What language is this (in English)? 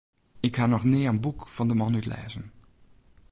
Western Frisian